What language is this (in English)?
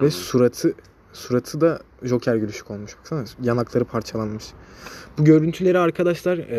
Turkish